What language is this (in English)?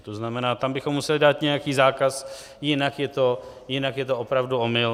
Czech